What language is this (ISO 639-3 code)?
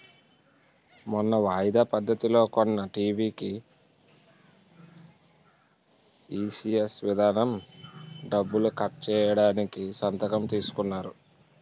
tel